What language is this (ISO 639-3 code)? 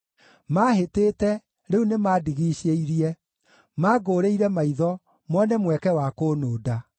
kik